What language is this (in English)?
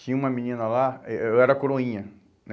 Portuguese